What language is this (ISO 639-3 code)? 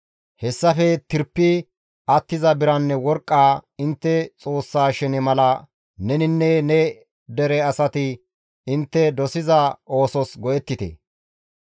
gmv